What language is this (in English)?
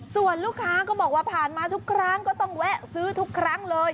Thai